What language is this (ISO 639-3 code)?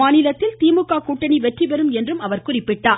tam